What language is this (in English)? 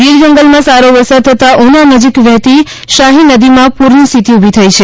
Gujarati